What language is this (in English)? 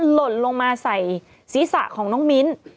Thai